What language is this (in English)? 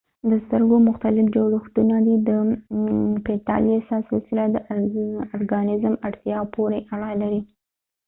Pashto